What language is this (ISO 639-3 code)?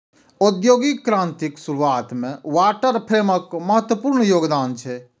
mai